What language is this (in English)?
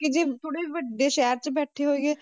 Punjabi